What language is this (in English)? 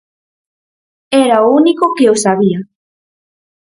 Galician